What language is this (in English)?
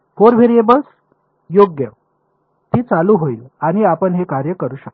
Marathi